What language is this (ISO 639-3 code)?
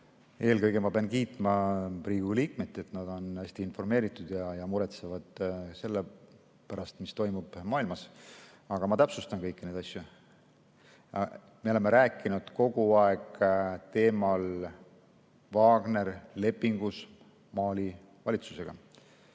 est